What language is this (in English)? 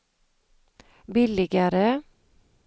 Swedish